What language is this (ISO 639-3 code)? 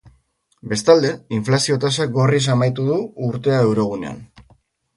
eus